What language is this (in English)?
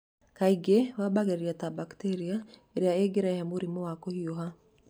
Kikuyu